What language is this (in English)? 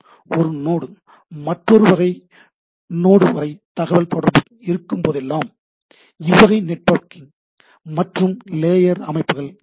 Tamil